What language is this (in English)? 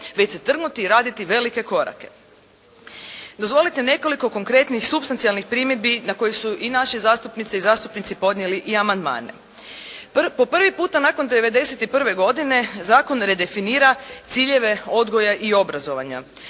Croatian